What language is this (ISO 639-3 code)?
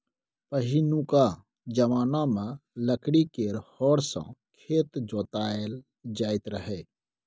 mai